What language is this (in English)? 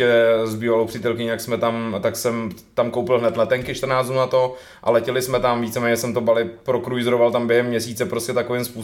Czech